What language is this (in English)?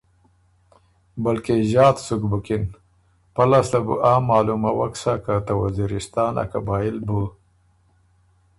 Ormuri